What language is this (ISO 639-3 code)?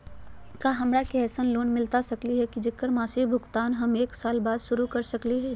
mag